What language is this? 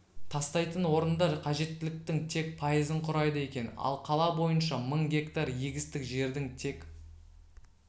Kazakh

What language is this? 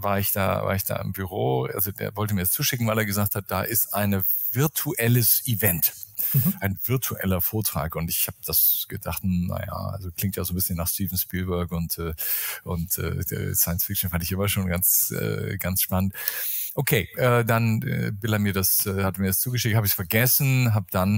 German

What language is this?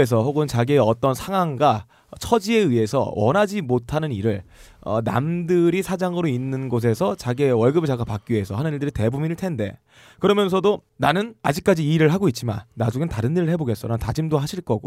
Korean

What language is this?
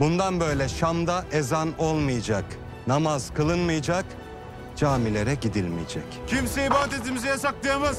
Turkish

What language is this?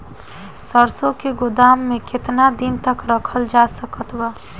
Bhojpuri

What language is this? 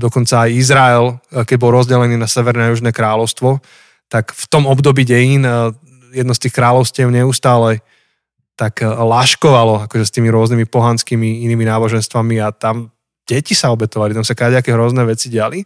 Slovak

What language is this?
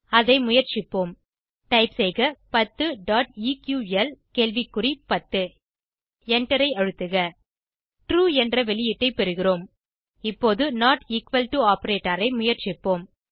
Tamil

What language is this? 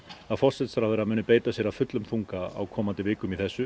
Icelandic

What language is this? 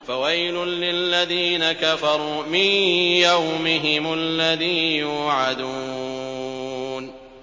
Arabic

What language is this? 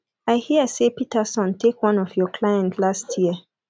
Nigerian Pidgin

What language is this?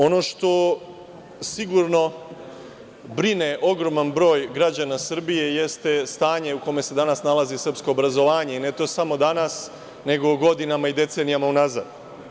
Serbian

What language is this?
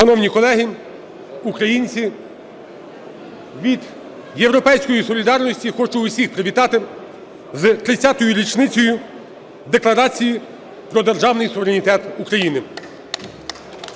Ukrainian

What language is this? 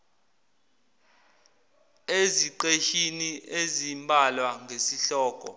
Zulu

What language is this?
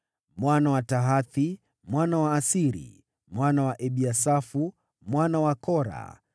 Swahili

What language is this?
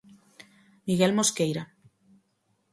Galician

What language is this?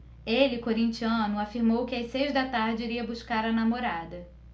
Portuguese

